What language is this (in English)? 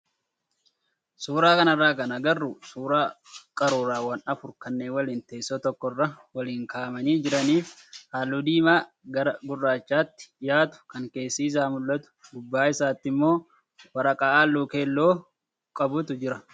Oromo